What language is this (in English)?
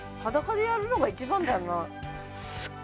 Japanese